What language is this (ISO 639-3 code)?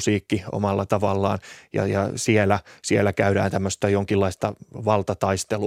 fin